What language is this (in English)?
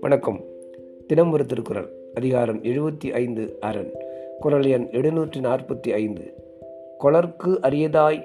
Tamil